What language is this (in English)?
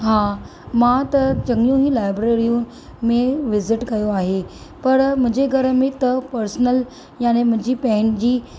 Sindhi